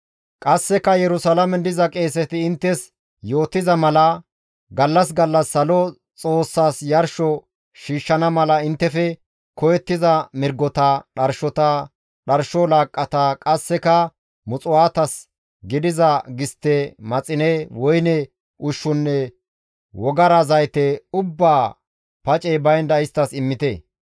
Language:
Gamo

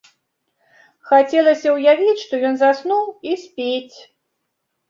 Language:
Belarusian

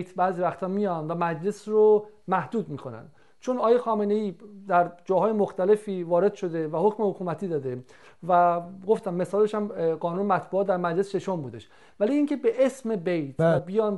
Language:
Persian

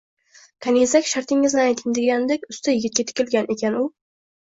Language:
Uzbek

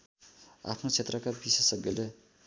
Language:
Nepali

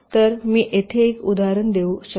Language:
Marathi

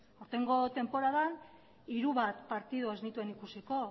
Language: Basque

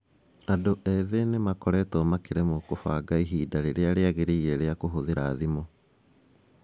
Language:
Kikuyu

